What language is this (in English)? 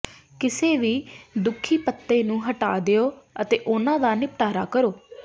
Punjabi